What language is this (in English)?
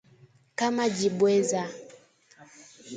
Swahili